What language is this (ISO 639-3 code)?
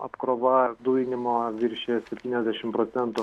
lit